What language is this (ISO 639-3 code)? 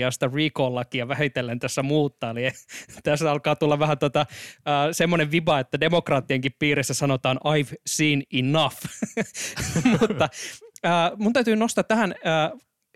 fin